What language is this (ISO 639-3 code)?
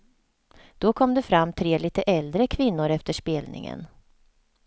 swe